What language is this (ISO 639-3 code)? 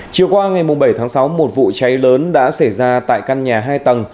vie